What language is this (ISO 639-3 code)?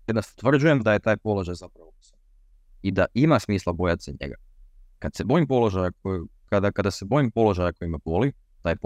hrv